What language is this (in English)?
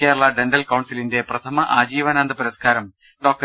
Malayalam